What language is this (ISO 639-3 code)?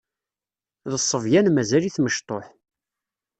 kab